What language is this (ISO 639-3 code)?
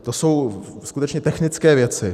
ces